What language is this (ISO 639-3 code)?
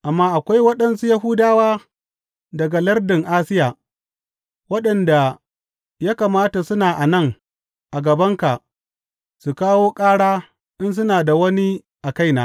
hau